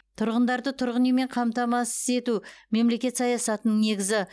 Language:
Kazakh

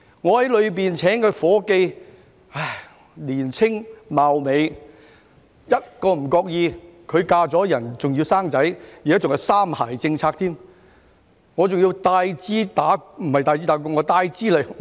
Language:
Cantonese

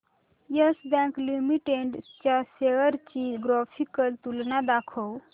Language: Marathi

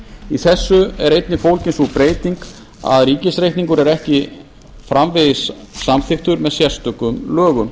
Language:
Icelandic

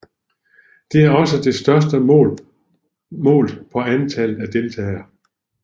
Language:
Danish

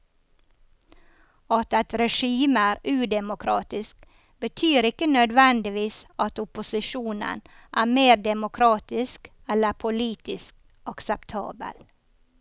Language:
Norwegian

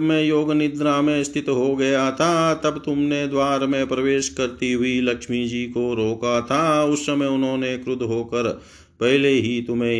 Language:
Hindi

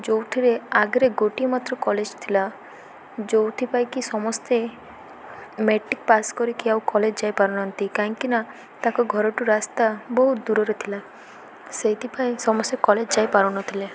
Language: Odia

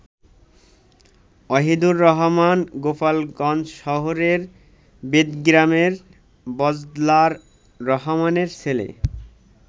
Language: Bangla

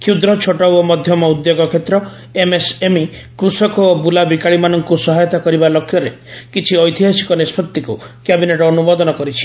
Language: Odia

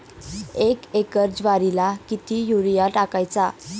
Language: Marathi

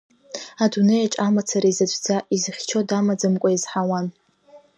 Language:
Abkhazian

